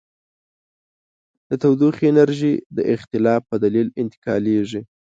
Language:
Pashto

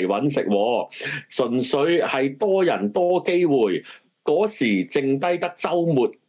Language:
Chinese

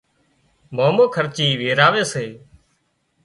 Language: Wadiyara Koli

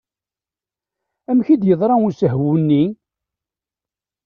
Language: Kabyle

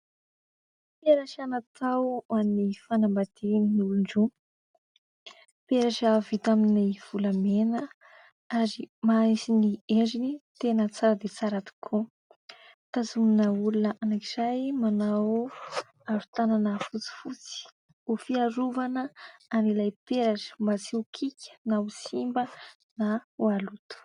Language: Malagasy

